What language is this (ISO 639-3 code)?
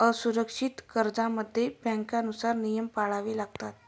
mar